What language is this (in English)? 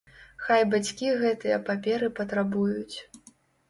Belarusian